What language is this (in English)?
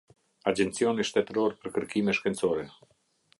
Albanian